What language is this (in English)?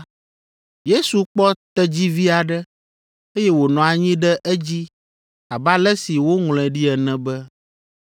Ewe